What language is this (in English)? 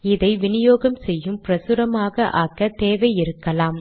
Tamil